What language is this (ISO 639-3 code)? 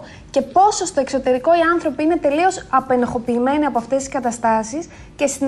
ell